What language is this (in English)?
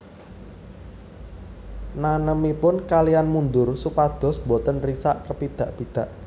Javanese